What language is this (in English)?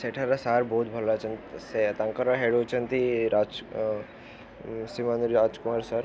Odia